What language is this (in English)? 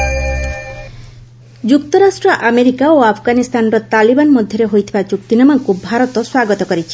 Odia